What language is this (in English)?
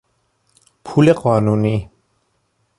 Persian